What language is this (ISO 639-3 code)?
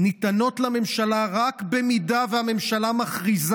heb